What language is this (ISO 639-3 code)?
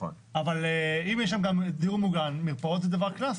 heb